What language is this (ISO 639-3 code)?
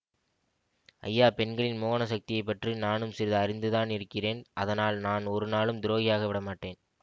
tam